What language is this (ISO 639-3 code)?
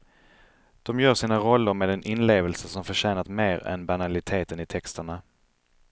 swe